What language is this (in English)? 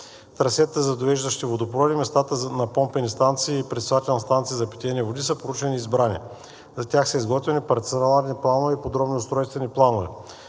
Bulgarian